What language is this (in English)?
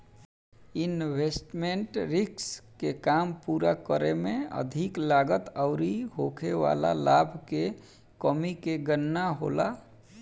Bhojpuri